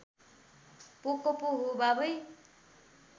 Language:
Nepali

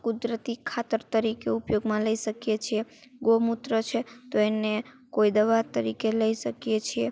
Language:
Gujarati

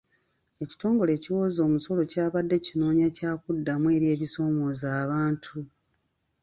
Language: Ganda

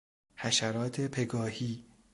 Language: Persian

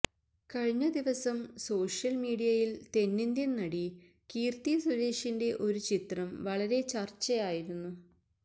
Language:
Malayalam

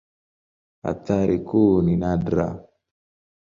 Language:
Swahili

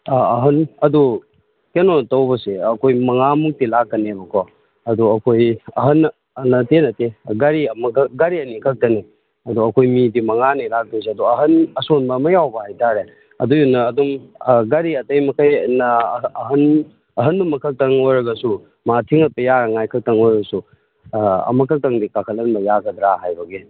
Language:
Manipuri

